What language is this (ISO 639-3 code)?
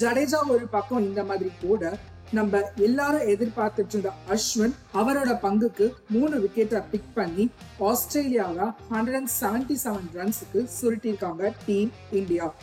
tam